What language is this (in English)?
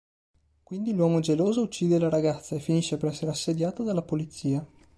Italian